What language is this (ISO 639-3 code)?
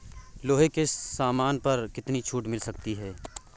hin